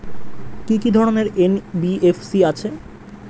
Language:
Bangla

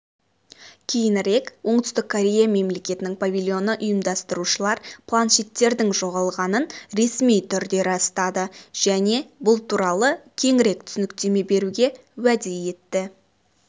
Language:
Kazakh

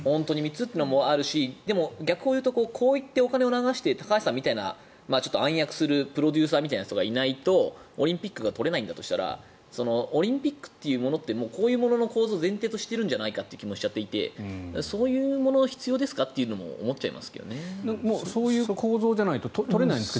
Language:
Japanese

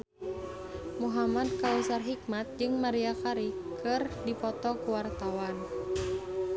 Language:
Sundanese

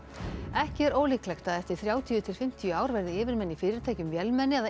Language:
Icelandic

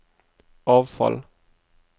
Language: Norwegian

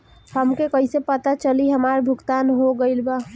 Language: Bhojpuri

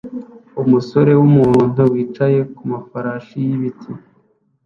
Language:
Kinyarwanda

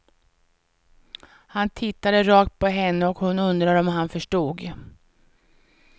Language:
Swedish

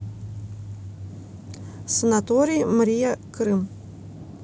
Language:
Russian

